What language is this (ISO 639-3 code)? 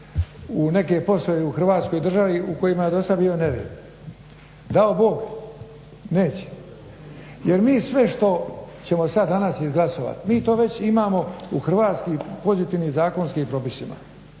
hrv